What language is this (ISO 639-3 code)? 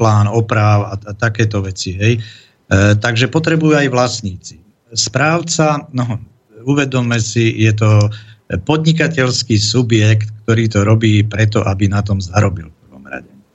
slk